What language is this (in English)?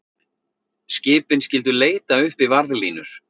Icelandic